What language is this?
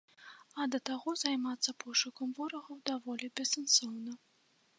Belarusian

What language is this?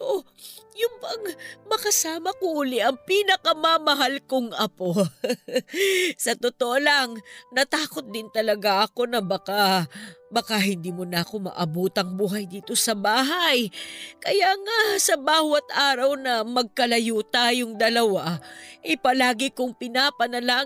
Filipino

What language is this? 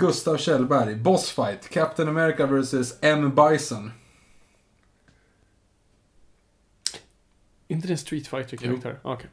Swedish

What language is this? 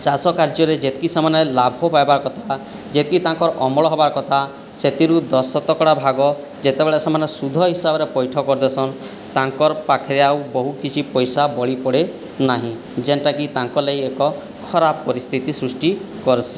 Odia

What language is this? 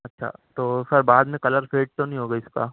Urdu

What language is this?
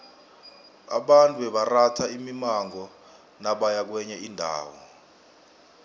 South Ndebele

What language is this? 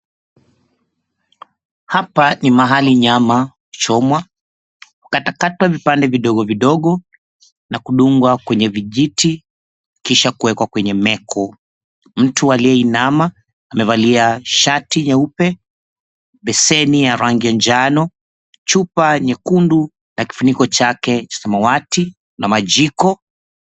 Swahili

